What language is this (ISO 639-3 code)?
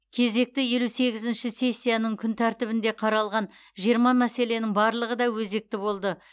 kaz